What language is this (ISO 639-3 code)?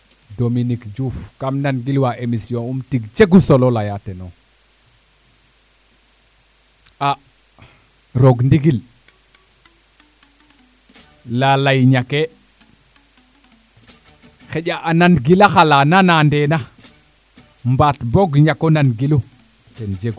srr